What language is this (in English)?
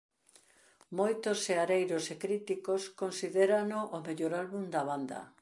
Galician